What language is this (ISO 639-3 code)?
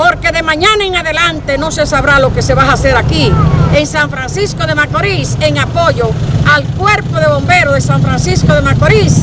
spa